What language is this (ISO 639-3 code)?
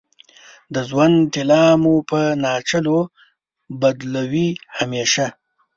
pus